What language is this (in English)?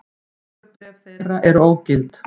Icelandic